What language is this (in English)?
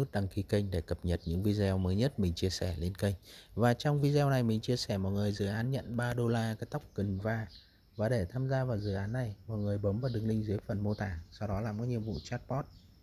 Vietnamese